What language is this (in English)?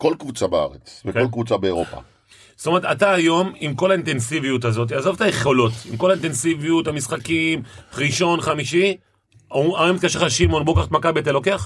Hebrew